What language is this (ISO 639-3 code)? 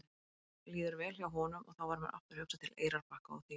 isl